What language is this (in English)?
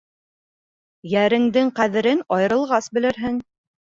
Bashkir